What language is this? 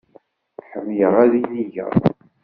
Kabyle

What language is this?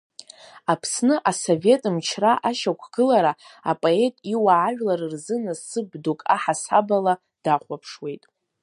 Abkhazian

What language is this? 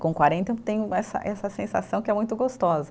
Portuguese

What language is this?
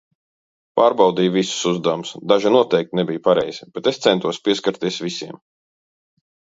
Latvian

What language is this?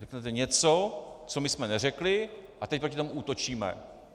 Czech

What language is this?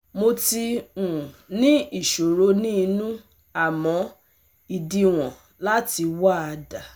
Yoruba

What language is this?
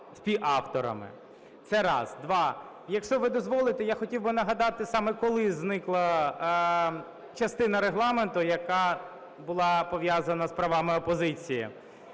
Ukrainian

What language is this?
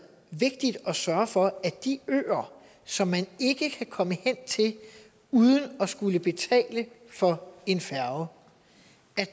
Danish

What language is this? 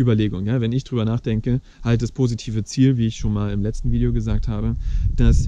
German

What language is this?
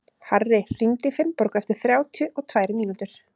Icelandic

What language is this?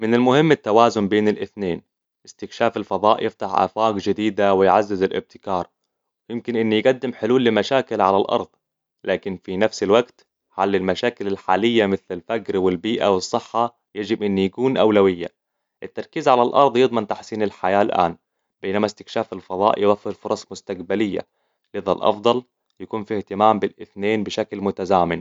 Hijazi Arabic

